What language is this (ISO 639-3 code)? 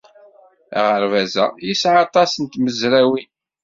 kab